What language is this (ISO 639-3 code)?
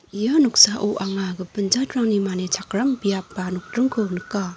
grt